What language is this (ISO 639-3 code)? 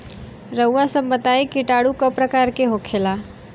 bho